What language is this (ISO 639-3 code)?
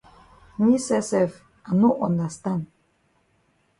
wes